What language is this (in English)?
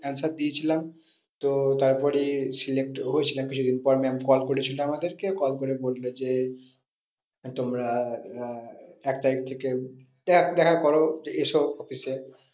Bangla